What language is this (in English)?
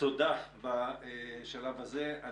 Hebrew